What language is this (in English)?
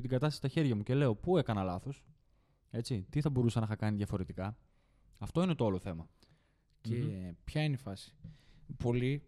Greek